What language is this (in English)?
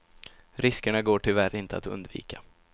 Swedish